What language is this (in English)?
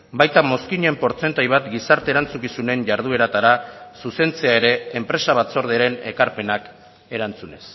Basque